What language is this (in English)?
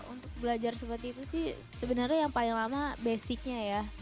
Indonesian